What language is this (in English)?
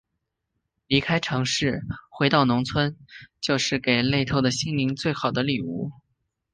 Chinese